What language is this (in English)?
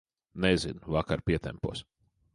Latvian